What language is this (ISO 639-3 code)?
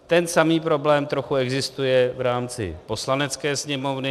ces